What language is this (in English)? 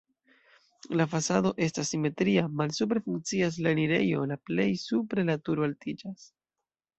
Esperanto